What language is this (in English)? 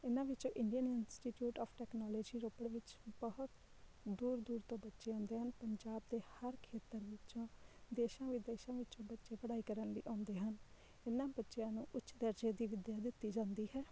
Punjabi